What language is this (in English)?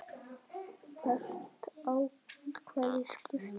Icelandic